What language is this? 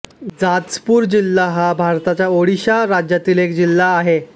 Marathi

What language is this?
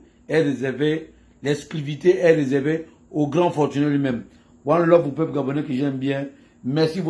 French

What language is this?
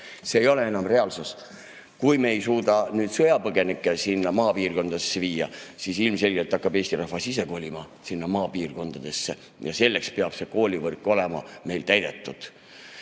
Estonian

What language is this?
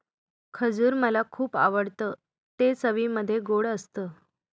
Marathi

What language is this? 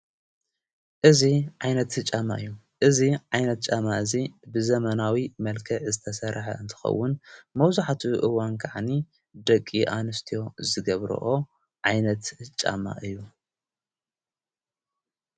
Tigrinya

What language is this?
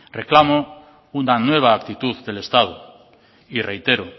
Spanish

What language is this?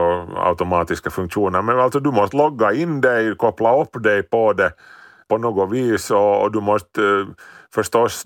Swedish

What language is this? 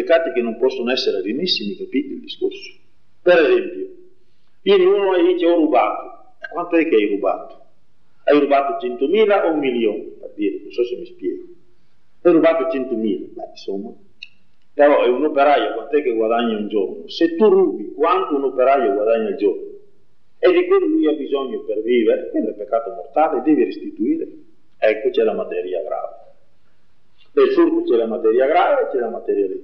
Italian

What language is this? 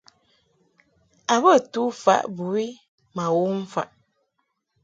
Mungaka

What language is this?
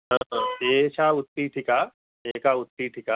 Sanskrit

